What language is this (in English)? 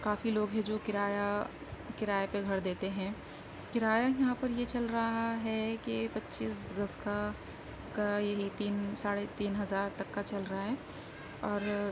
Urdu